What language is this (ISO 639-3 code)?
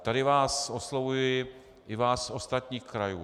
ces